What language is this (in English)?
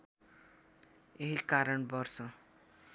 Nepali